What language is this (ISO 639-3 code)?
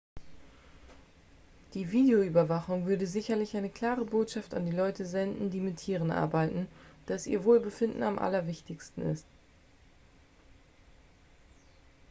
deu